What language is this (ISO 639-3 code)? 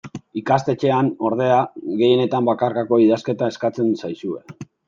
eus